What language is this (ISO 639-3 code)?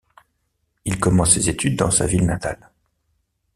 fra